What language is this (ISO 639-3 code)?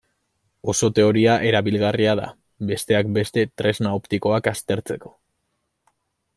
eus